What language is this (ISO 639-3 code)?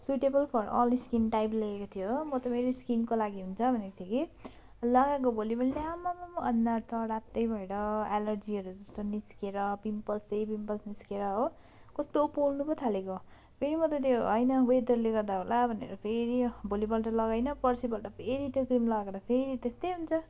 nep